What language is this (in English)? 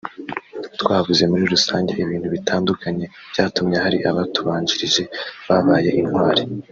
Kinyarwanda